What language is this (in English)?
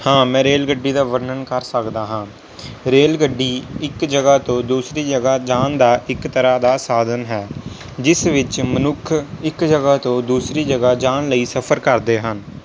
Punjabi